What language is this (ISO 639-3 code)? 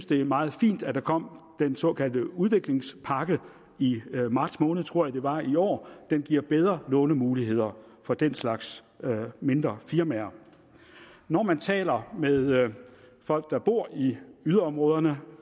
dan